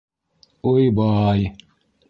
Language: Bashkir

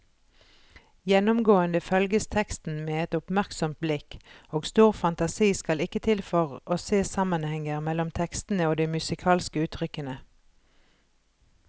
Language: Norwegian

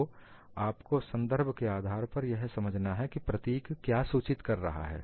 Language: Hindi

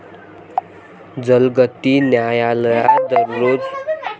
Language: Marathi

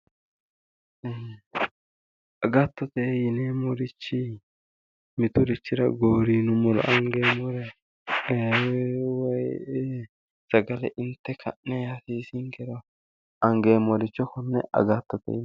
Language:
Sidamo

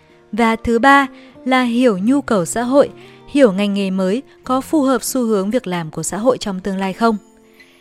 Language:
Vietnamese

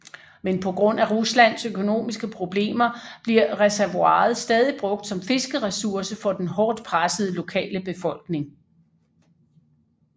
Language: Danish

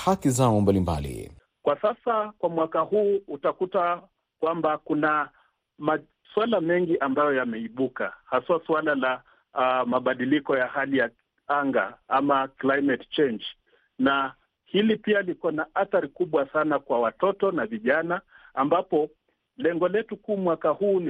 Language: Swahili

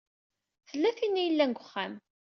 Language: Kabyle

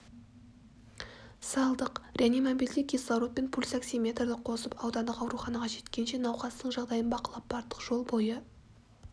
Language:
Kazakh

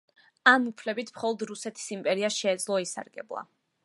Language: Georgian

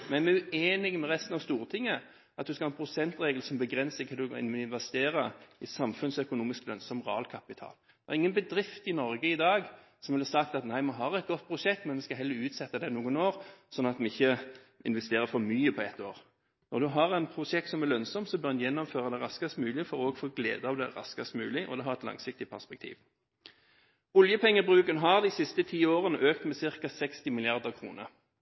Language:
Norwegian Bokmål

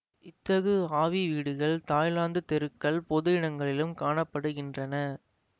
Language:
Tamil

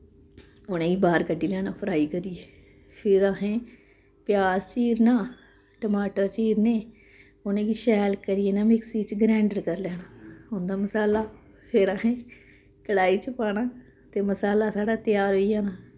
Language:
Dogri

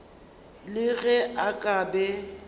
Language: Northern Sotho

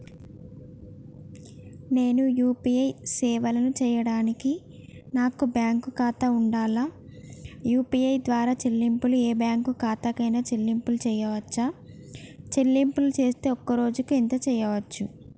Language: Telugu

